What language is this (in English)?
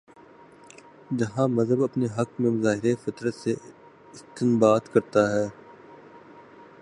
Urdu